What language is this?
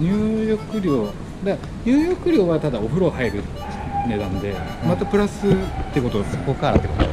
Japanese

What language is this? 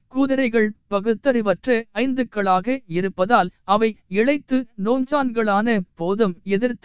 Tamil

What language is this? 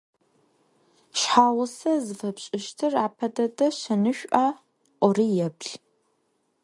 Adyghe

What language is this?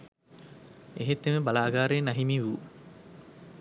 Sinhala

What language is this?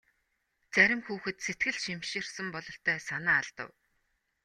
Mongolian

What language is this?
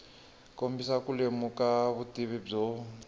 Tsonga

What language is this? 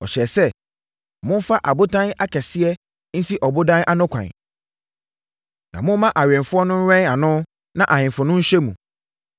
Akan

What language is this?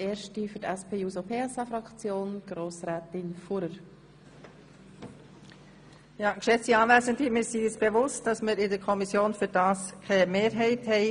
Swiss German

